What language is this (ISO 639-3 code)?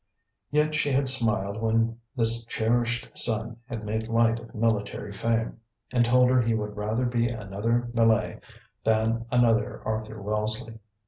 eng